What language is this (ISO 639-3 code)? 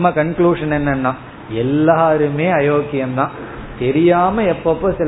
tam